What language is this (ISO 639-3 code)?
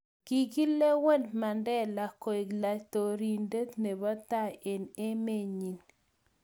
kln